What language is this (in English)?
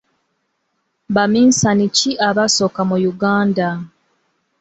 Ganda